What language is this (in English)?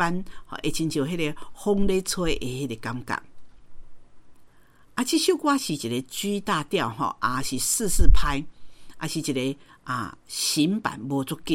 Chinese